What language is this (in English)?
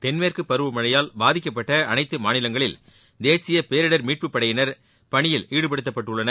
Tamil